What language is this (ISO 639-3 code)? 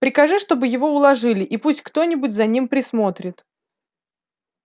rus